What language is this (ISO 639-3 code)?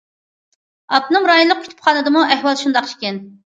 uig